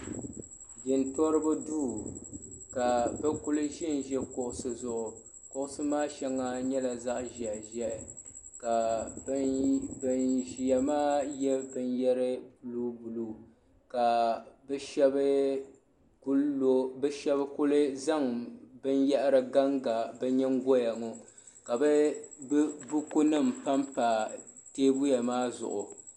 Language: Dagbani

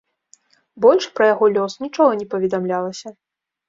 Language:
Belarusian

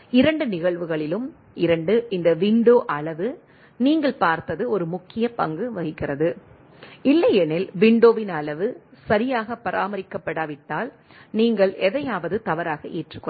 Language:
Tamil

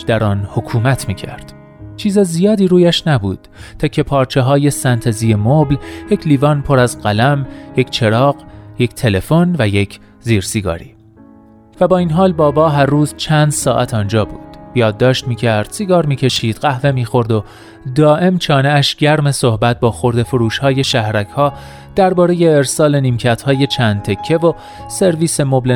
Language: Persian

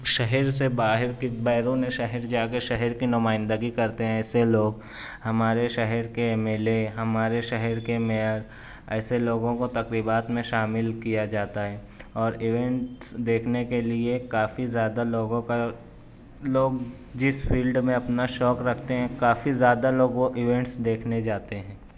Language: Urdu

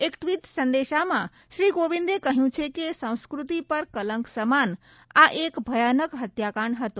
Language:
Gujarati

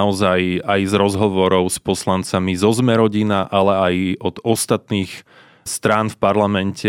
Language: Slovak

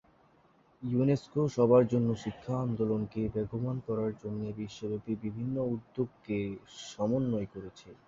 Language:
Bangla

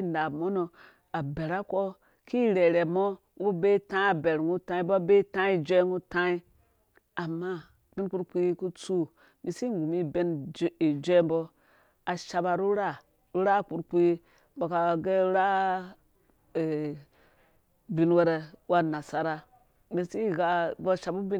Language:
Dũya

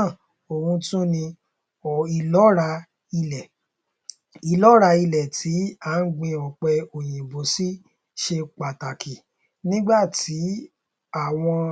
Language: Yoruba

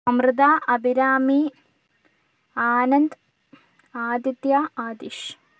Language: Malayalam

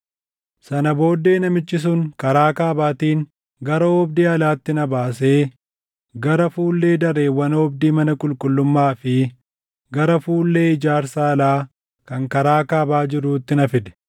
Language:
Oromo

